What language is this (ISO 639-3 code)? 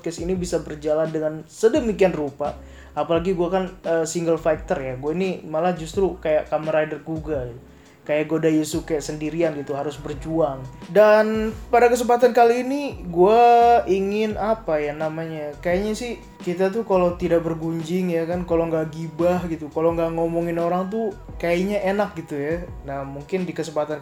ind